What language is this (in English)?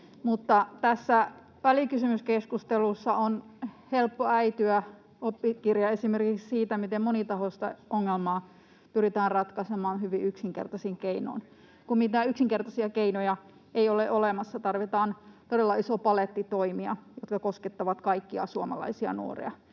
Finnish